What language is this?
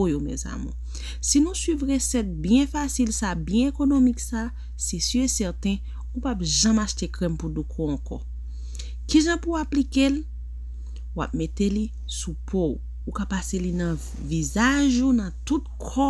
French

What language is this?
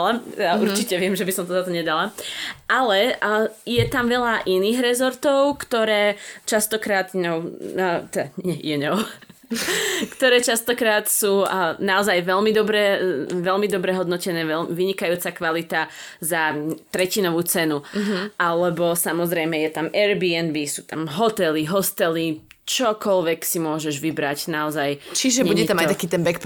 Slovak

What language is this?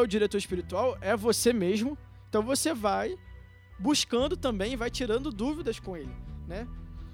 Portuguese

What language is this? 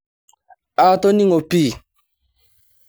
Masai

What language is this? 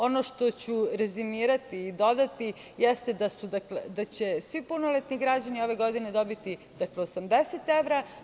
Serbian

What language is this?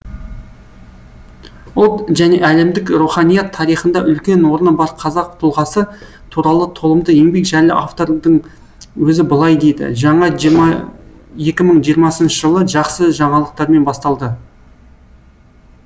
Kazakh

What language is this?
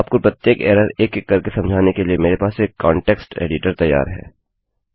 Hindi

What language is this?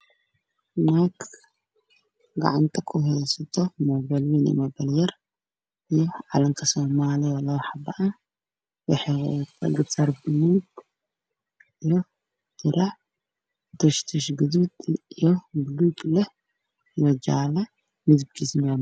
Somali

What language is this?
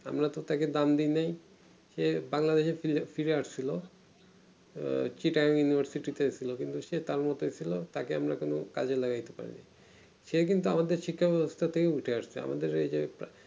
Bangla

